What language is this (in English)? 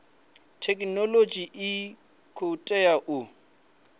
Venda